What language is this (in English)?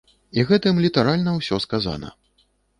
Belarusian